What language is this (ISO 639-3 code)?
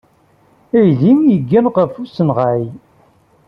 kab